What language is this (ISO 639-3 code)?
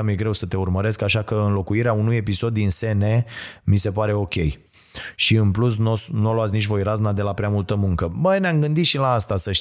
ron